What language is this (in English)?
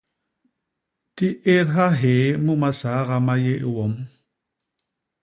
Basaa